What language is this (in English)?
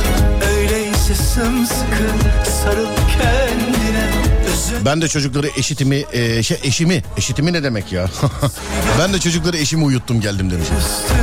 Turkish